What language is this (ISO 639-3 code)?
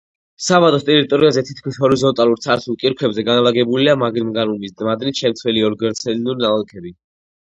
kat